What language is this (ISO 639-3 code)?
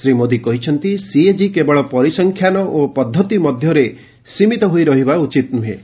ori